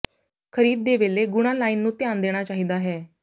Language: Punjabi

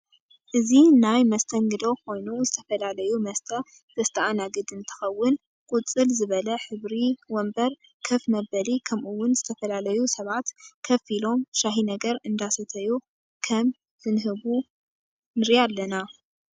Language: Tigrinya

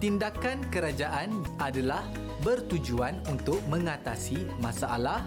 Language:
Malay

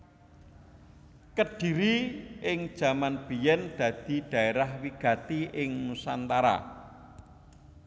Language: Javanese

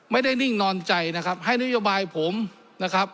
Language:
Thai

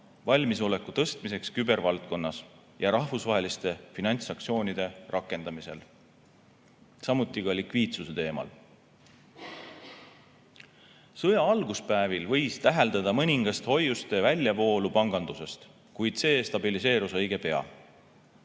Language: Estonian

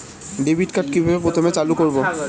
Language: Bangla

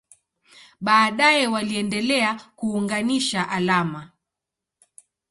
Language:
Swahili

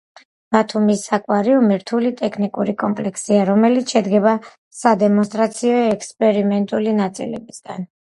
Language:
Georgian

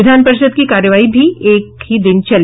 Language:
Hindi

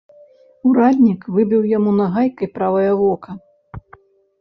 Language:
Belarusian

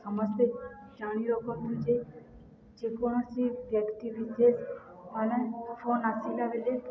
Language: Odia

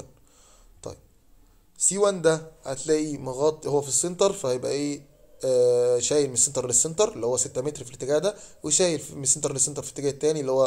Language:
Arabic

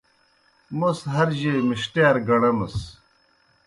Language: Kohistani Shina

